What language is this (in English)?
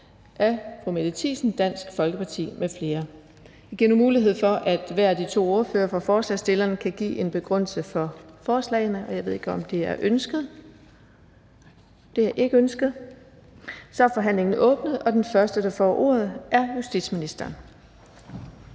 Danish